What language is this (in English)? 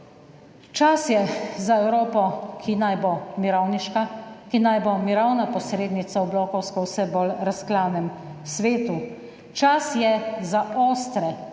Slovenian